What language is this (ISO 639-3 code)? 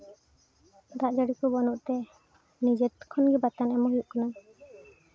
sat